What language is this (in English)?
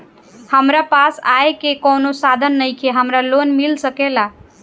Bhojpuri